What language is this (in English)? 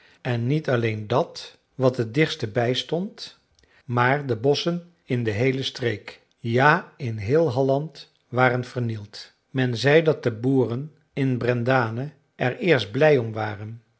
Dutch